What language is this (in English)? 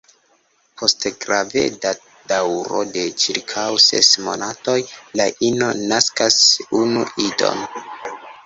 Esperanto